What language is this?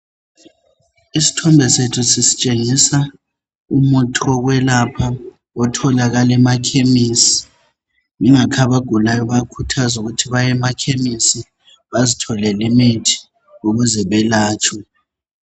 North Ndebele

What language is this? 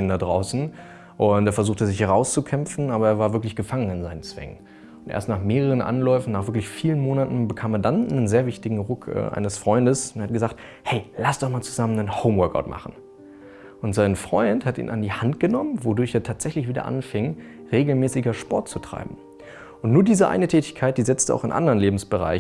German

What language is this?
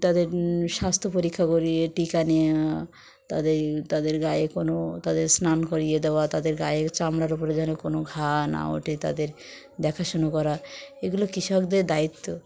Bangla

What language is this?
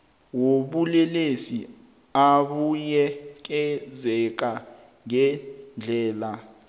South Ndebele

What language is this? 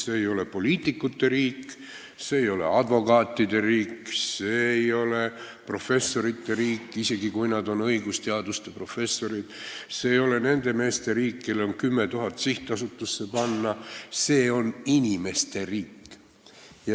Estonian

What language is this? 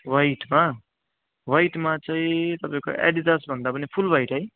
Nepali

